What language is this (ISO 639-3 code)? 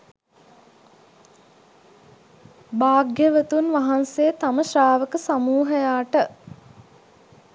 sin